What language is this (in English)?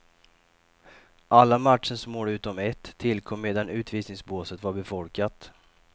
Swedish